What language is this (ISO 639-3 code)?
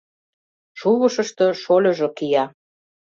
chm